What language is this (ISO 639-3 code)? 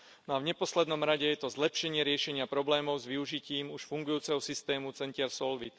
slk